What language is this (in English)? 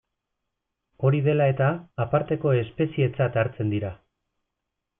Basque